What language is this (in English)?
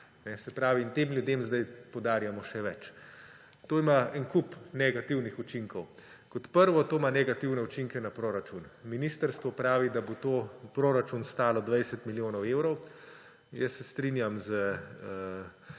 Slovenian